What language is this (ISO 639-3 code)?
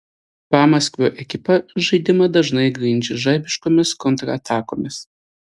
lit